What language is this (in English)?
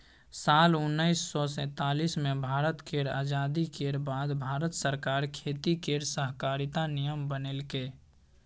Maithili